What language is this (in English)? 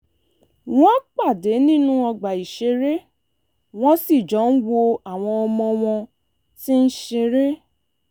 Yoruba